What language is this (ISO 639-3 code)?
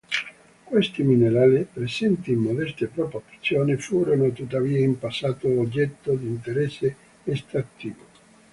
ita